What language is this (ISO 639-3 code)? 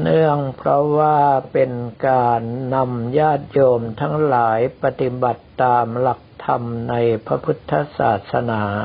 tha